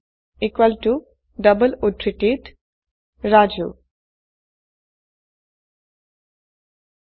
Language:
Assamese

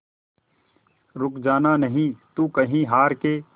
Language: Hindi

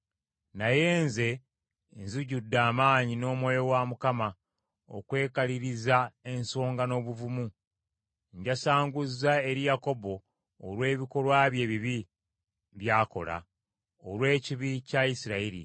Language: Ganda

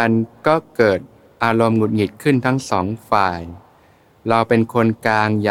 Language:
Thai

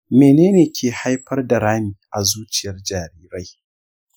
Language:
Hausa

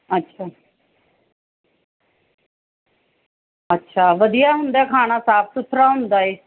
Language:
Punjabi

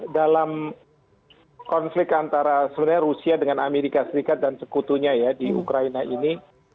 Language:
Indonesian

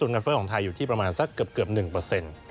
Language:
Thai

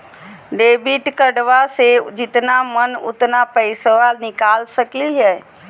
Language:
Magahi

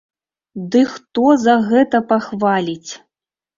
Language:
Belarusian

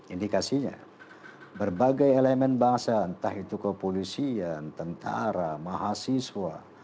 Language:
Indonesian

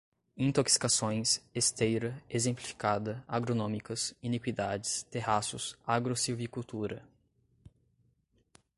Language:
Portuguese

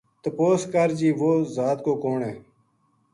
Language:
Gujari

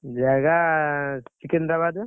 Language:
Odia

